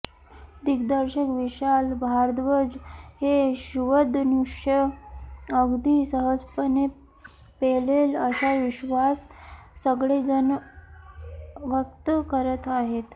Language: Marathi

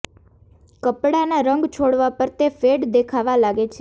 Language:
Gujarati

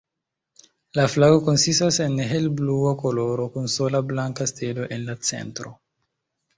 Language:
Esperanto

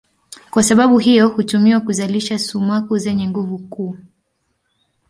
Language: Swahili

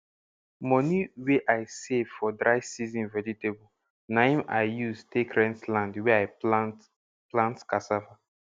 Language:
Nigerian Pidgin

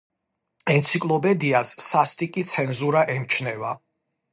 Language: Georgian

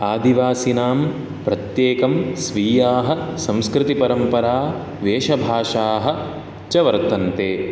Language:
Sanskrit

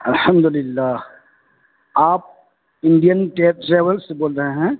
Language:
Urdu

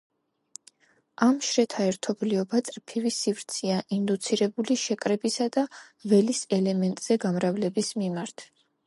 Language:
Georgian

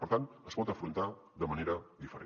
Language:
Catalan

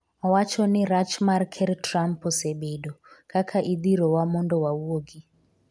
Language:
Luo (Kenya and Tanzania)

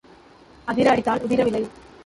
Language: Tamil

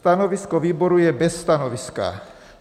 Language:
Czech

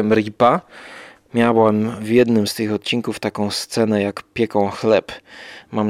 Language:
Polish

